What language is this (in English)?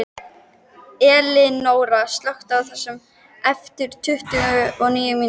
Icelandic